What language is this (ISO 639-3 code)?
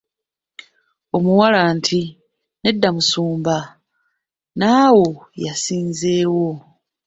lug